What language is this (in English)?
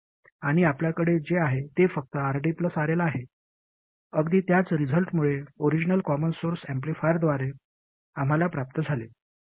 Marathi